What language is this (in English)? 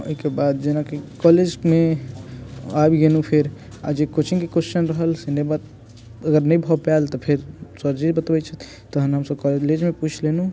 Maithili